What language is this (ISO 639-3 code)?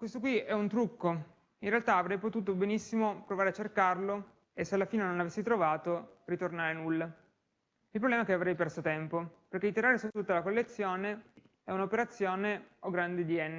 ita